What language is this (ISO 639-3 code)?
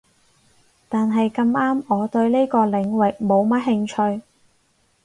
yue